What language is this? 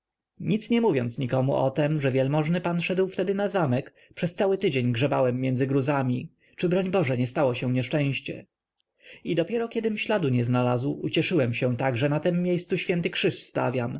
Polish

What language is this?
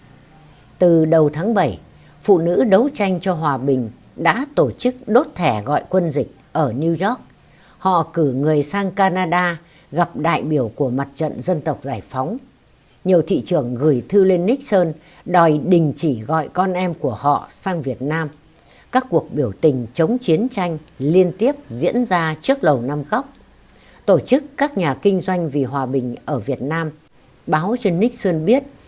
Vietnamese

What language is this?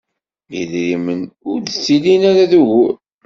Kabyle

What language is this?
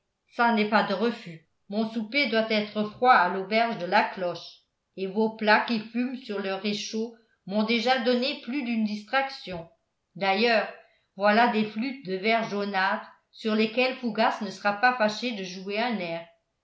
French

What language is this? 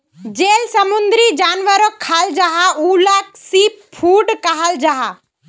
Magahi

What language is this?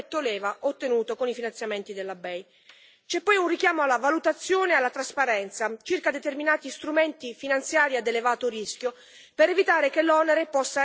Italian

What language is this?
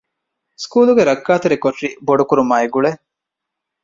Divehi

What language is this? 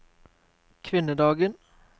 Norwegian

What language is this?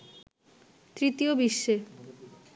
Bangla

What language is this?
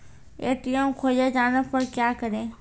Maithili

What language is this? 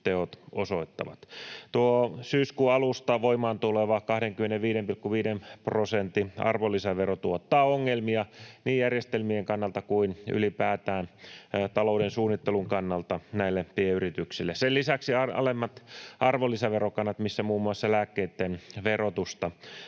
Finnish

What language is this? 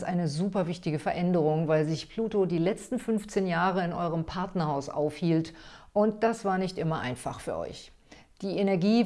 German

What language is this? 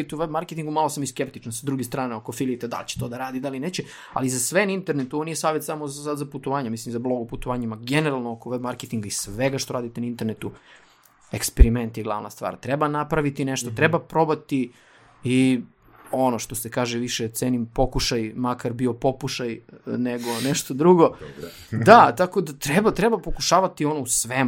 Croatian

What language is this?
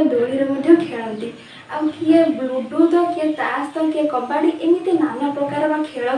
Odia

